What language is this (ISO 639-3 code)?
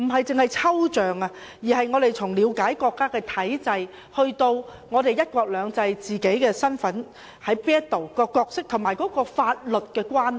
yue